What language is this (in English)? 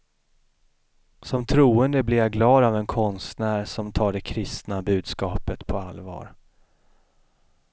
Swedish